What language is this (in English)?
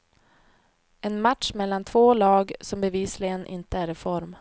Swedish